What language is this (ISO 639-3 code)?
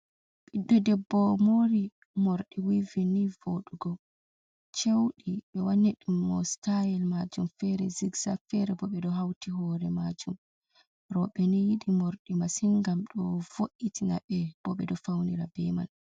ful